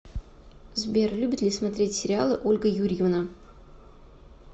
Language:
Russian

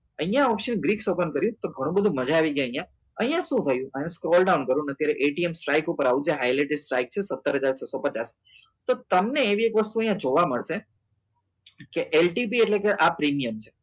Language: Gujarati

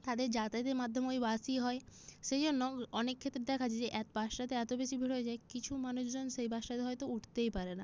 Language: Bangla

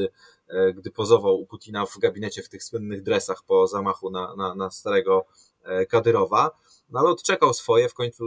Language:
Polish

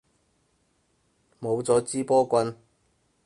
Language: Cantonese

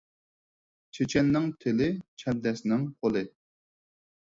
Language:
Uyghur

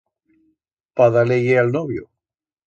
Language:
Aragonese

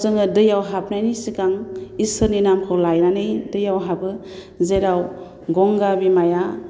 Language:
Bodo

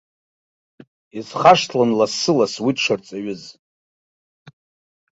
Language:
Abkhazian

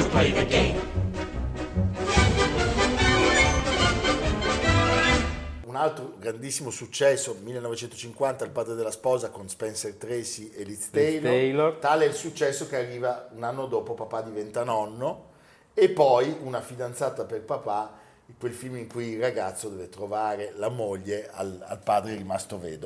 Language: Italian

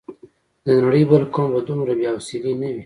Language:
Pashto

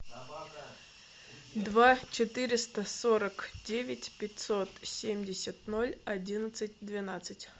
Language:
Russian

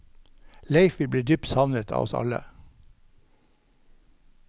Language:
Norwegian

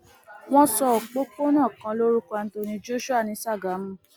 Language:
Yoruba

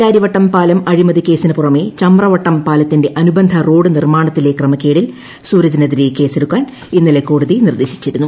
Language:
Malayalam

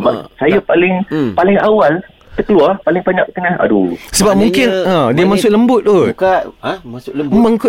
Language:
Malay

